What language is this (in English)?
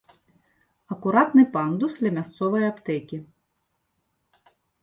Belarusian